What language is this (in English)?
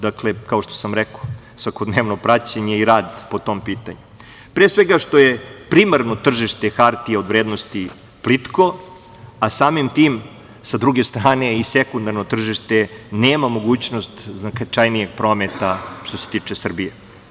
Serbian